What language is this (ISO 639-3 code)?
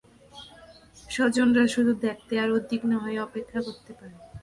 ben